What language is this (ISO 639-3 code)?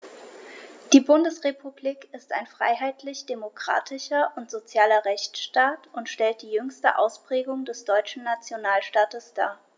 deu